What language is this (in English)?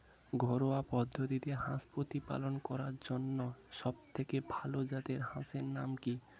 Bangla